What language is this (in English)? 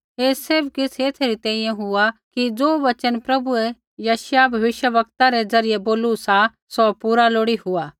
Kullu Pahari